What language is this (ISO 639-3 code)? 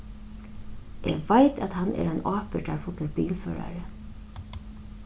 fao